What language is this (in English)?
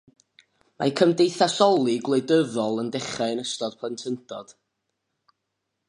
Welsh